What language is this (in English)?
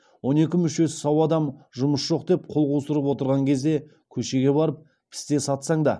Kazakh